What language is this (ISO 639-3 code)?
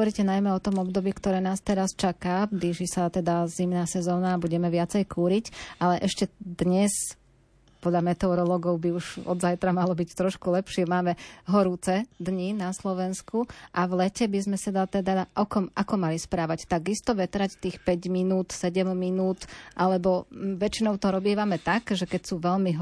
slk